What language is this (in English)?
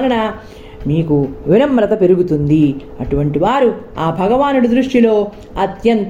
Telugu